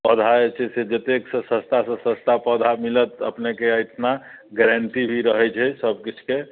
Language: Maithili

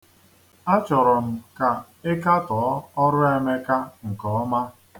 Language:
Igbo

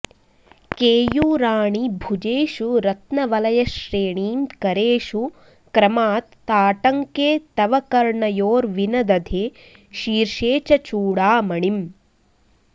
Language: Sanskrit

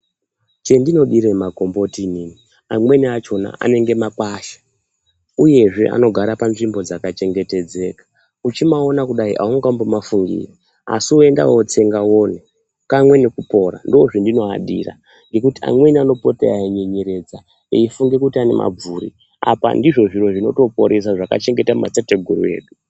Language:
Ndau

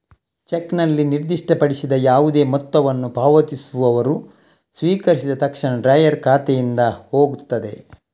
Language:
Kannada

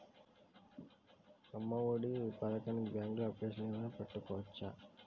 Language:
Telugu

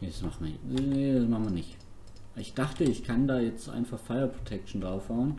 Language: German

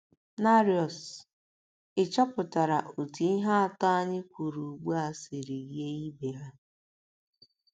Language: Igbo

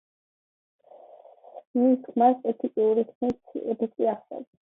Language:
Georgian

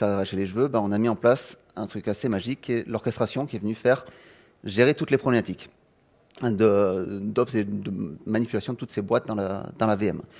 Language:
French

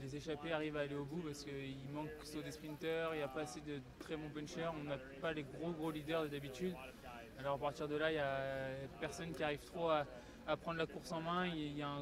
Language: French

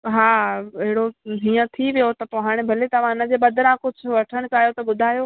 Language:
Sindhi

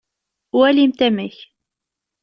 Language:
Kabyle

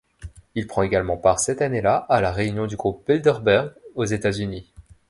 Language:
French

